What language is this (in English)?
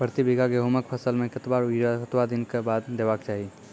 Maithili